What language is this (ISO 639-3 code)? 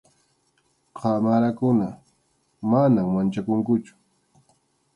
qxu